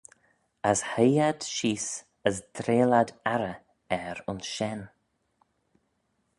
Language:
Manx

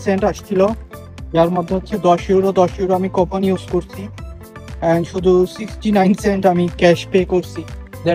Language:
Bangla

